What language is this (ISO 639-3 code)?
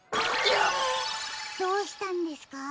jpn